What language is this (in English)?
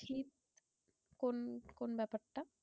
Bangla